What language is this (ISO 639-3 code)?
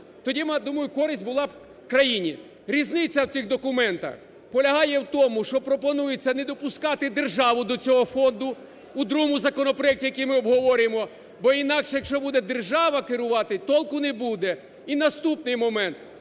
ukr